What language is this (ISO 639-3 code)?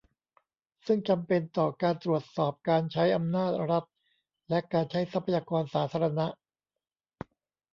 tha